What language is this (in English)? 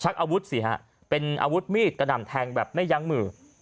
Thai